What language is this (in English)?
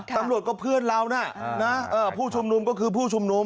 Thai